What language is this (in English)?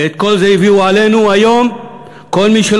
Hebrew